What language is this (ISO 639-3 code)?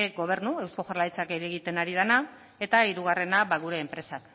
eus